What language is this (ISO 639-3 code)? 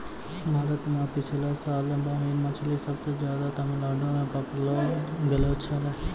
mai